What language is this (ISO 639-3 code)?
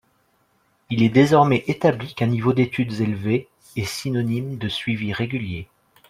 fra